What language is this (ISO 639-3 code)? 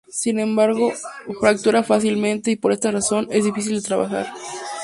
spa